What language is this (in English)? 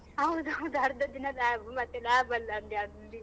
Kannada